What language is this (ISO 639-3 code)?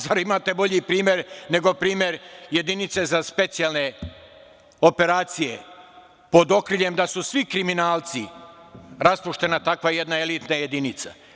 srp